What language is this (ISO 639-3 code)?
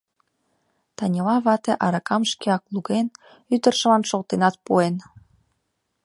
chm